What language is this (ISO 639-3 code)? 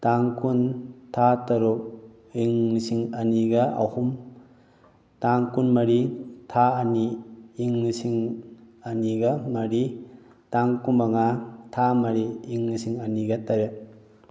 mni